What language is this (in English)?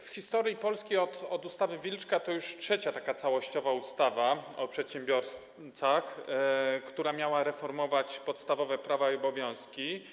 Polish